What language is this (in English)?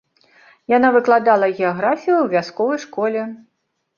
Belarusian